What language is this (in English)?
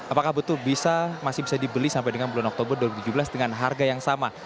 Indonesian